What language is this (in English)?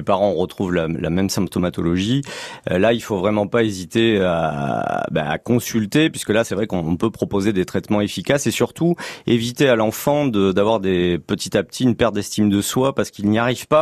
French